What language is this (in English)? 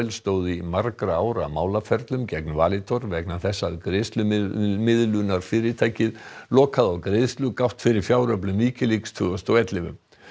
Icelandic